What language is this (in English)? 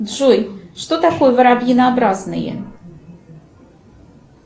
Russian